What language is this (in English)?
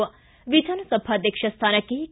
Kannada